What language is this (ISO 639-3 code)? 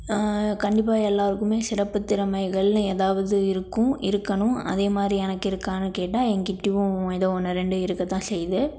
tam